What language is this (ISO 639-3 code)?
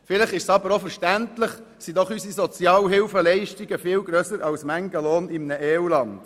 gsw